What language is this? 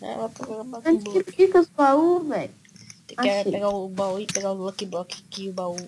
Portuguese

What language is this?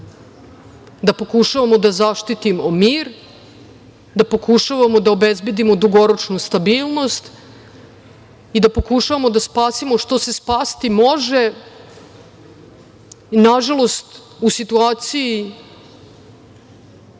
Serbian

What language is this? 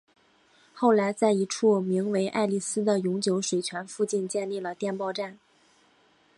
Chinese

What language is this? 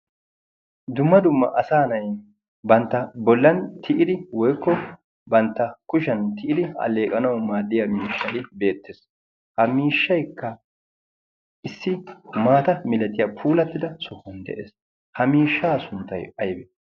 Wolaytta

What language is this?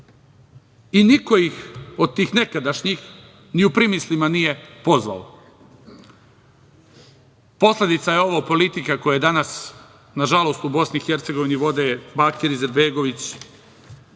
Serbian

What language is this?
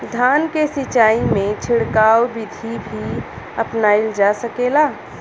Bhojpuri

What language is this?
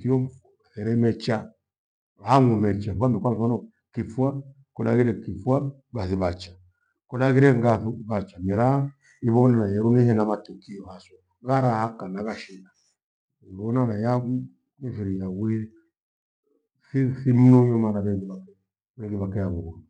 Gweno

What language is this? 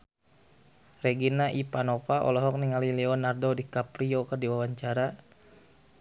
Sundanese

